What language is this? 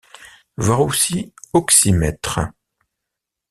French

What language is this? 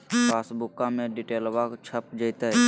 Magahi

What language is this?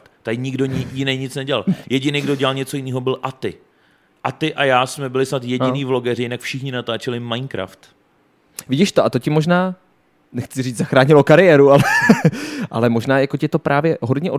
Czech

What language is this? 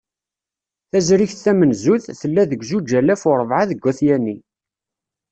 Kabyle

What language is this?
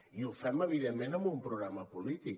Catalan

